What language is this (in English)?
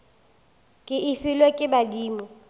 Northern Sotho